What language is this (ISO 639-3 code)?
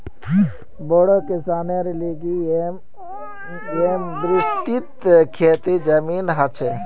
mag